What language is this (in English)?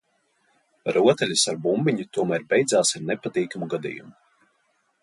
Latvian